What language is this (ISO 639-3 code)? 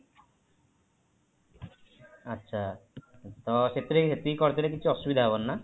ori